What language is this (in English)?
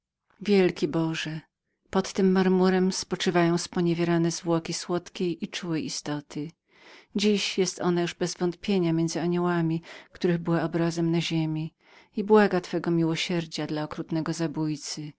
Polish